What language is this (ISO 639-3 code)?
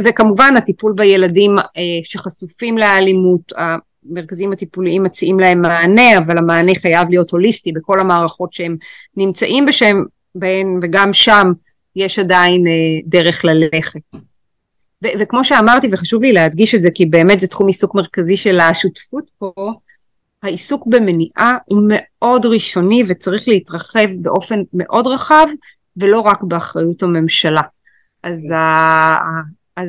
heb